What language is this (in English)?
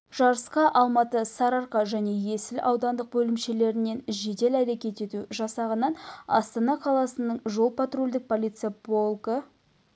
Kazakh